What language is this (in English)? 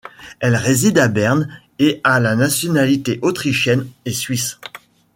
French